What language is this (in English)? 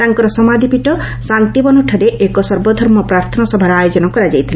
Odia